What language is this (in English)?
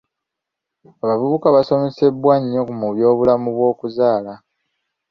Ganda